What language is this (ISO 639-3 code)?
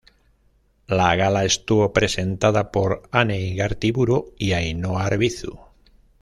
spa